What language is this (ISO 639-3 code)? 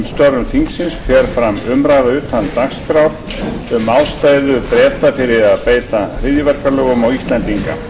isl